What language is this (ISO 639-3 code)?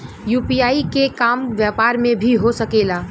bho